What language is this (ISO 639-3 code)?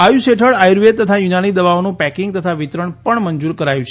guj